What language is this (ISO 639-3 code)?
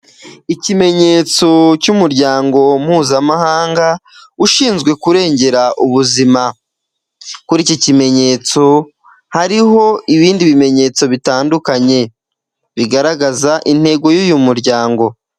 kin